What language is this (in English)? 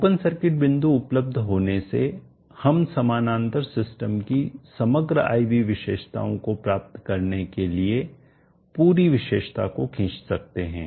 Hindi